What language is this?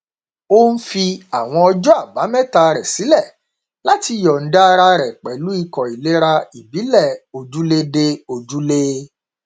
Yoruba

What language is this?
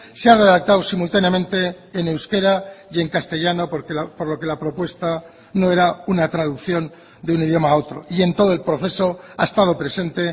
Spanish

